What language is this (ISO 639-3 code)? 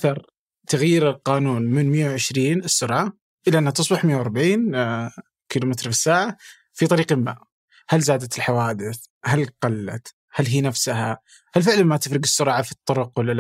ara